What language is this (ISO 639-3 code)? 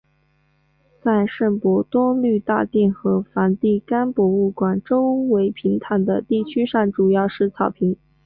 zho